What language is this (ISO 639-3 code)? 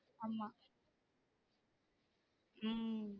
tam